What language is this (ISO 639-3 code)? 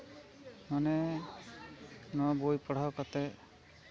sat